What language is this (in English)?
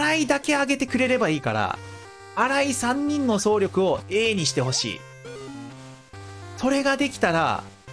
Japanese